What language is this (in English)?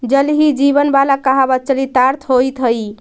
Magahi